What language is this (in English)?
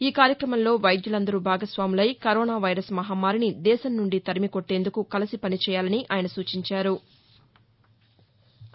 Telugu